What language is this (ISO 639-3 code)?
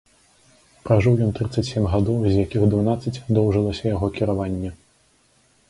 bel